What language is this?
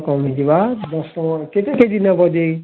Odia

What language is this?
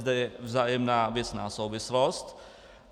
Czech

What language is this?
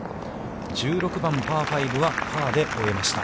Japanese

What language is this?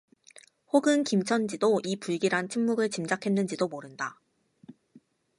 Korean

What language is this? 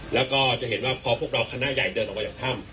Thai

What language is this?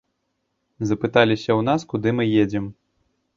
Belarusian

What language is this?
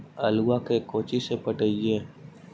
Magahi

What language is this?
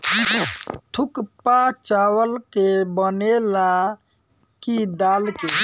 Bhojpuri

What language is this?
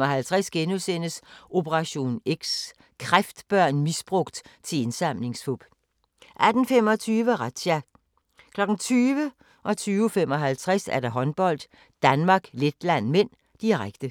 Danish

